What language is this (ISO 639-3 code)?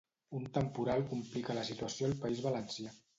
cat